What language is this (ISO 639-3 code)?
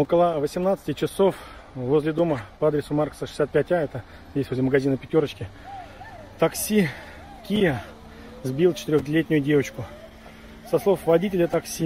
rus